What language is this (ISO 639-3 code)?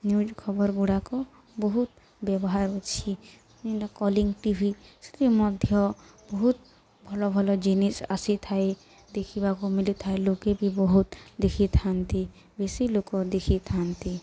ori